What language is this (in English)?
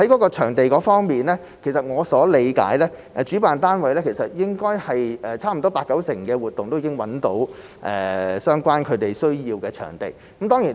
Cantonese